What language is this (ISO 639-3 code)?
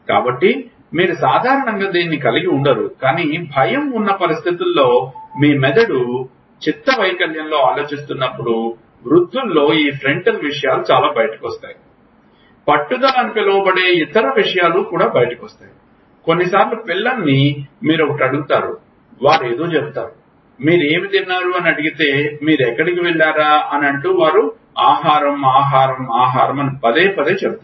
tel